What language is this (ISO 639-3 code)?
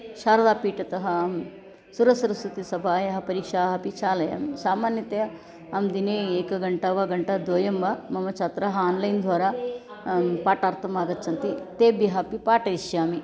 san